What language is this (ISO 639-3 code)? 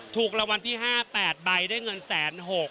tha